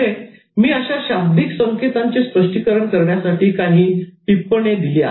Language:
Marathi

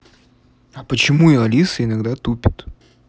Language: Russian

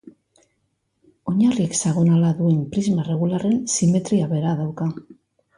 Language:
Basque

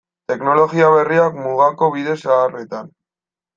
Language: Basque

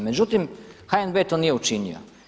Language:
Croatian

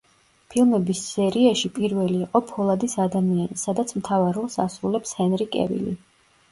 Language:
Georgian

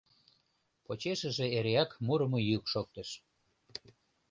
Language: Mari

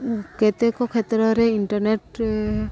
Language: Odia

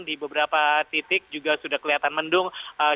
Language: Indonesian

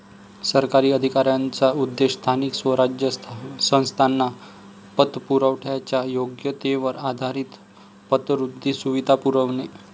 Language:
Marathi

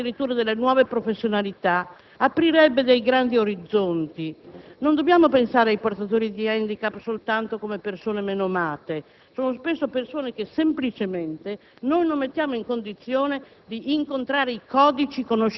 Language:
Italian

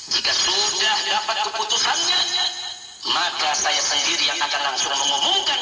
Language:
Indonesian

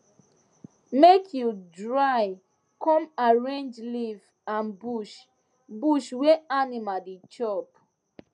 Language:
Nigerian Pidgin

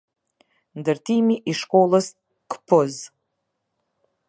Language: Albanian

